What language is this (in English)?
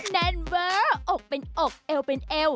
Thai